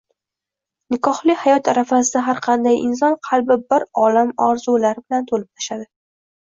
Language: Uzbek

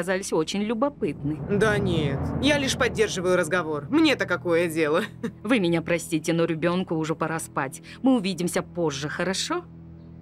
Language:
Russian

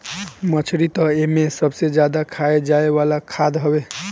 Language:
Bhojpuri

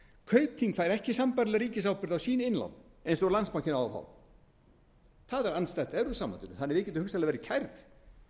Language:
Icelandic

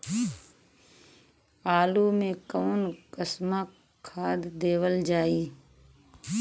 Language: Bhojpuri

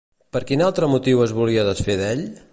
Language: Catalan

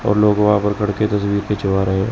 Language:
Hindi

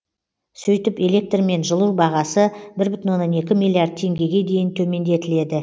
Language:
Kazakh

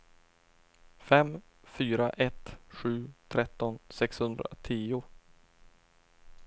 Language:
Swedish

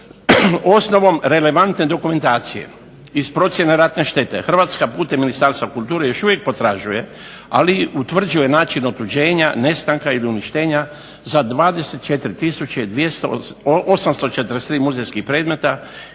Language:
Croatian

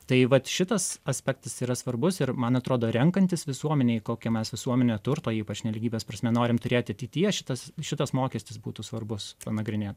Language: Lithuanian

